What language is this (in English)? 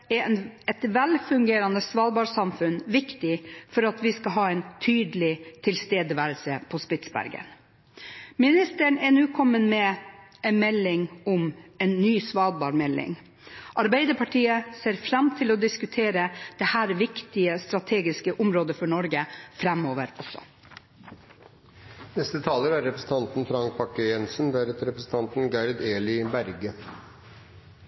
Norwegian Bokmål